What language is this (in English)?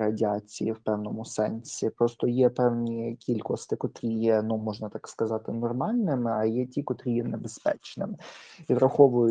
Ukrainian